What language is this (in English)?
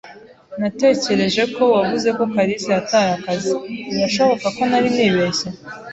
Kinyarwanda